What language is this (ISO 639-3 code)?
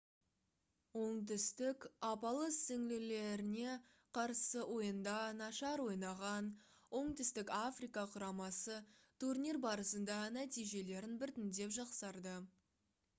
kaz